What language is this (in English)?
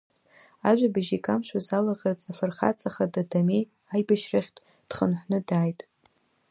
Abkhazian